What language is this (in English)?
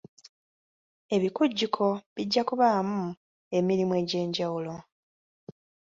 Ganda